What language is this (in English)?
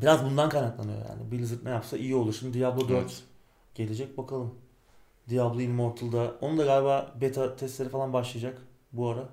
Turkish